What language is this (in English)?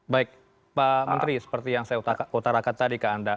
Indonesian